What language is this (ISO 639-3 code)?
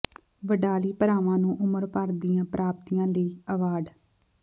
pan